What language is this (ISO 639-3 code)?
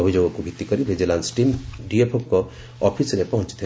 ori